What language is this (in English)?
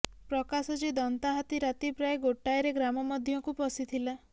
Odia